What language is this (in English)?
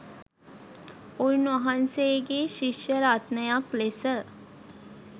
Sinhala